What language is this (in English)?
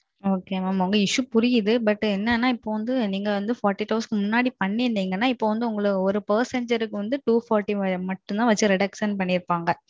Tamil